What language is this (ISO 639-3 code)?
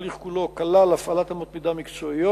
heb